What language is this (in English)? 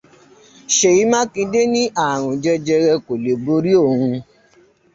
Yoruba